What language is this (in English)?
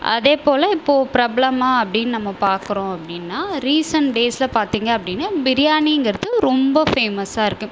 Tamil